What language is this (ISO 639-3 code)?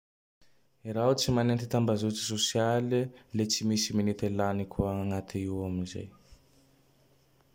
tdx